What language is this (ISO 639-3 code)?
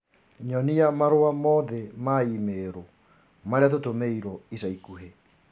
kik